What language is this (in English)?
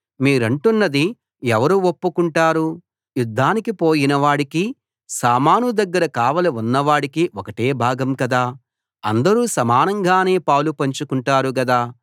Telugu